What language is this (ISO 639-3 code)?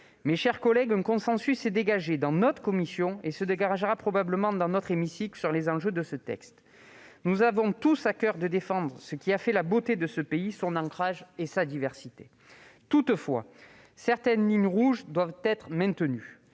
fra